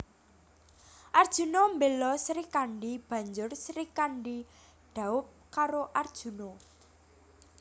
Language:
Javanese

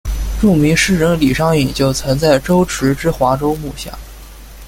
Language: Chinese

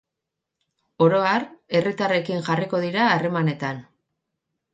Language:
Basque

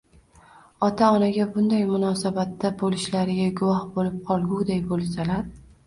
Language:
Uzbek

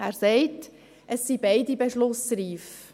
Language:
Swiss German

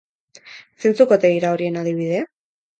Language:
Basque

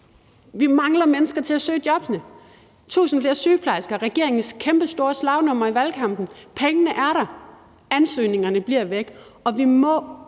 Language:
Danish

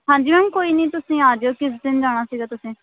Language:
Punjabi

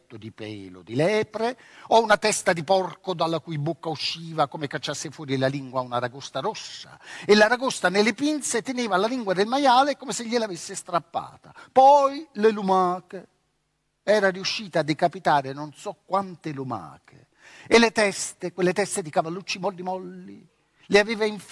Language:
Italian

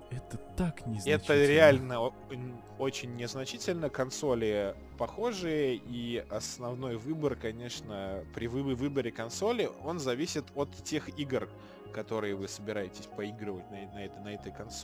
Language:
Russian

